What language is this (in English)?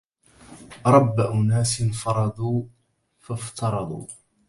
Arabic